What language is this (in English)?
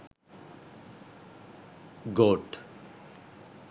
Sinhala